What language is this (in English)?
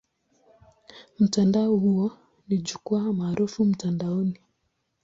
Swahili